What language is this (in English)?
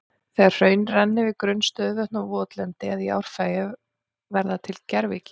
Icelandic